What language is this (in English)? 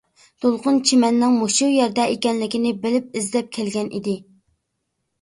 Uyghur